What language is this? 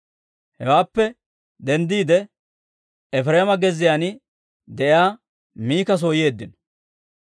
Dawro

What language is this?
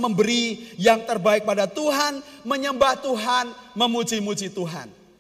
Indonesian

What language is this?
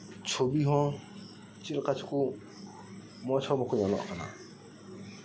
Santali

